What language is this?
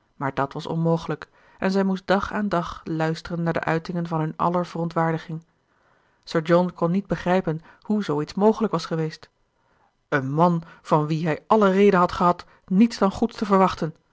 Dutch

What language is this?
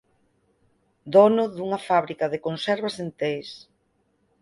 Galician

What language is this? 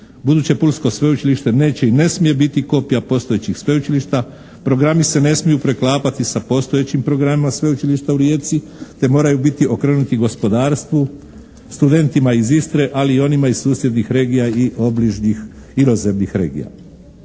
Croatian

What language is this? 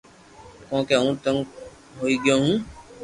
Loarki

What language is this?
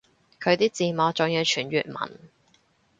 Cantonese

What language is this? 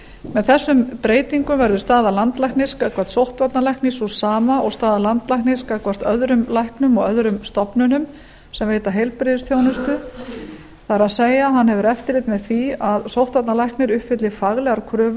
Icelandic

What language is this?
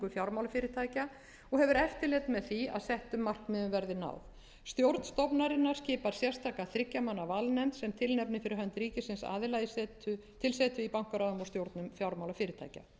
Icelandic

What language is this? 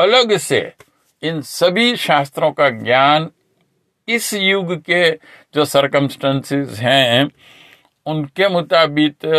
Hindi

